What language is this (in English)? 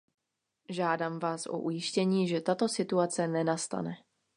Czech